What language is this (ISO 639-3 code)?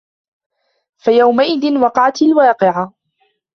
ara